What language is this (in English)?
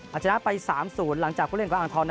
Thai